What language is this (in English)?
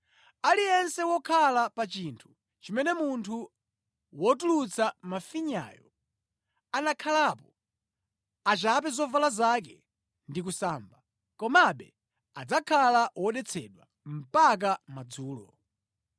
Nyanja